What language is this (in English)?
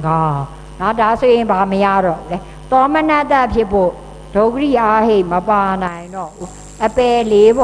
Thai